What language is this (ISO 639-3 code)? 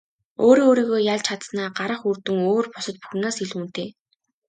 mon